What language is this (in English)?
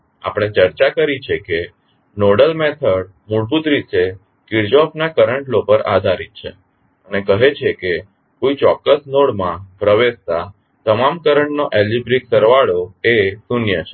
Gujarati